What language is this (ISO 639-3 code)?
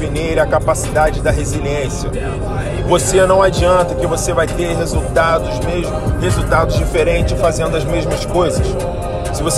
por